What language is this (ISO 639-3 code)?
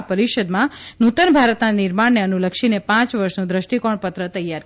guj